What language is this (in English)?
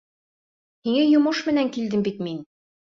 Bashkir